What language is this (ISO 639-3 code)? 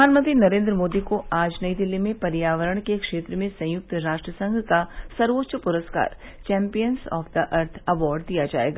hin